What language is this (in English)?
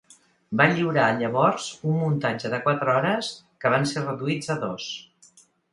Catalan